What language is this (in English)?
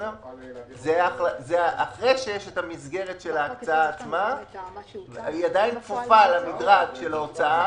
Hebrew